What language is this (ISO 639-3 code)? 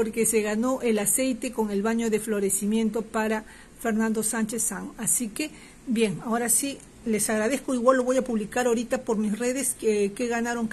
spa